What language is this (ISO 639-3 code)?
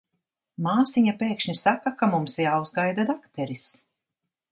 lav